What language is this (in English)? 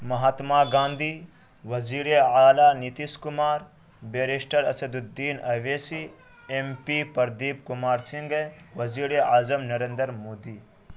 Urdu